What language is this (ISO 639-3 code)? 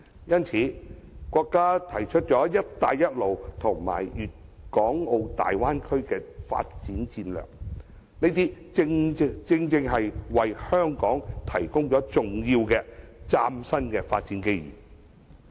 yue